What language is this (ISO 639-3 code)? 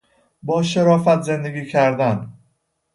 fas